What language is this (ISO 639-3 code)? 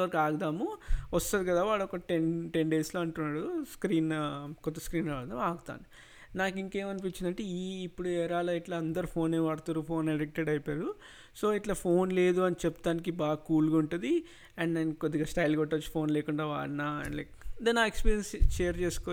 tel